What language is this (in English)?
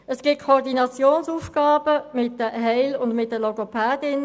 Swiss German